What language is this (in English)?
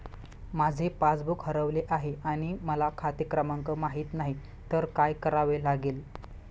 Marathi